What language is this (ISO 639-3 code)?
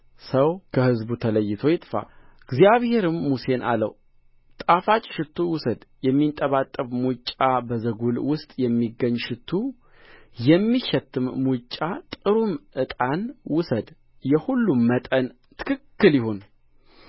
amh